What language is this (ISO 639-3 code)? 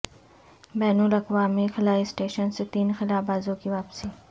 urd